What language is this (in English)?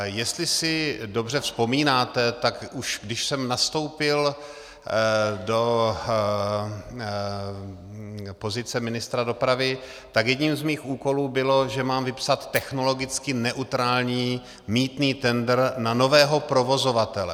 Czech